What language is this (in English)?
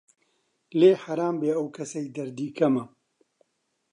Central Kurdish